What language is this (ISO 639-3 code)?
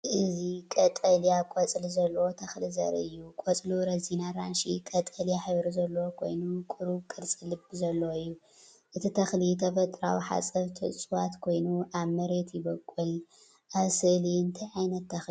tir